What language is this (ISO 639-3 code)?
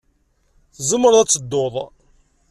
kab